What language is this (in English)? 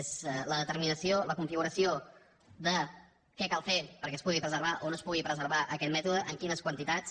Catalan